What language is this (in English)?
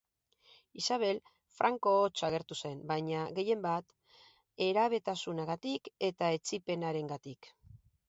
Basque